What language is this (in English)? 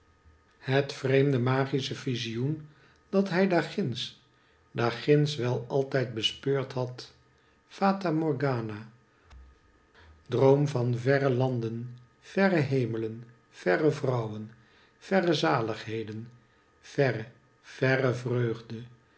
Dutch